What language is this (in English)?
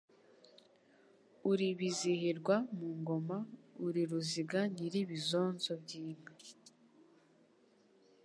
Kinyarwanda